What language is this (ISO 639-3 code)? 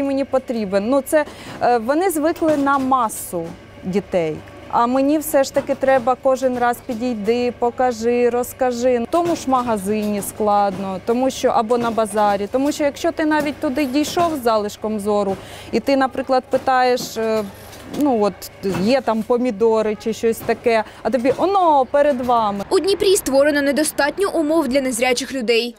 ukr